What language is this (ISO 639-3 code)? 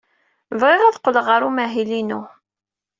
kab